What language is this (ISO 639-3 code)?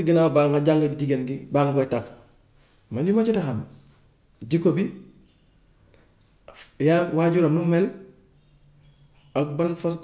wof